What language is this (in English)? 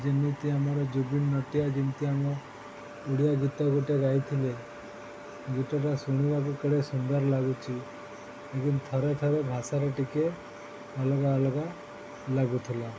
Odia